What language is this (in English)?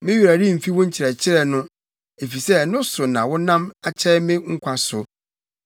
Akan